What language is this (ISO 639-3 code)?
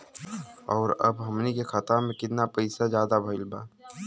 bho